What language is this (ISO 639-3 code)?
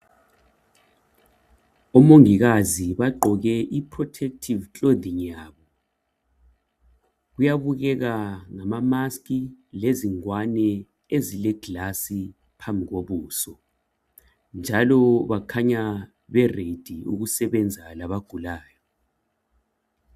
nde